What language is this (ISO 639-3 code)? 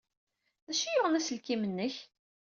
kab